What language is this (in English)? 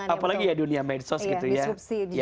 Indonesian